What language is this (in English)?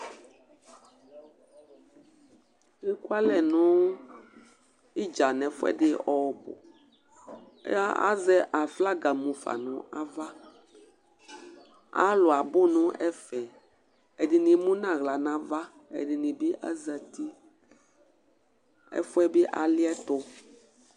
Ikposo